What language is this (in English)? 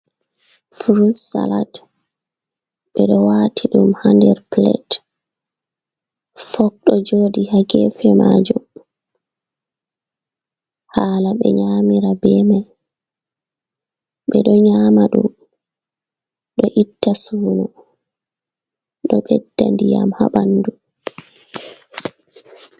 Fula